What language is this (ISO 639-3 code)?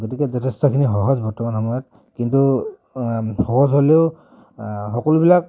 asm